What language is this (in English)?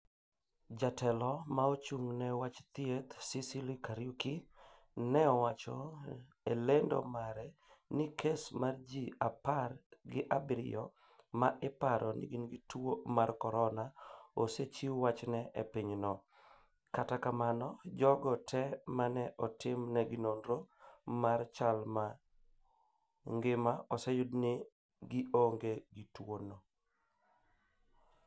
Luo (Kenya and Tanzania)